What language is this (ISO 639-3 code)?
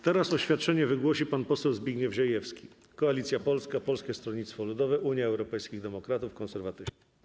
pol